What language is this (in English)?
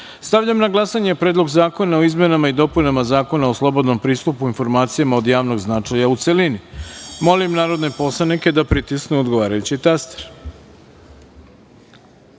Serbian